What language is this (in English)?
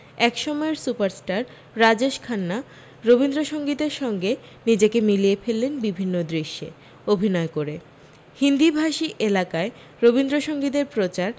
Bangla